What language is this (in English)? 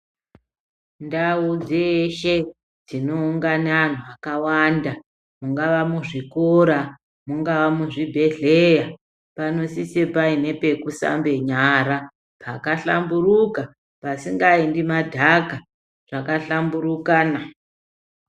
Ndau